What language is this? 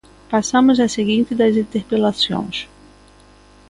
Galician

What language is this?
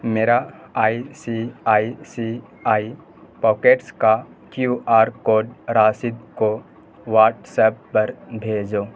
Urdu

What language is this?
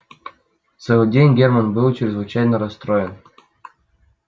Russian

